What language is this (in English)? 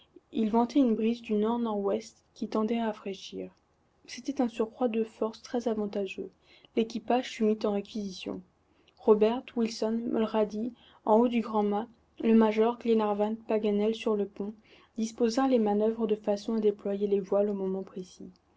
French